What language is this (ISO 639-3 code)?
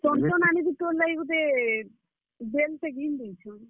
ori